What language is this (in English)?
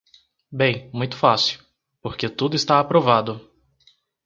Portuguese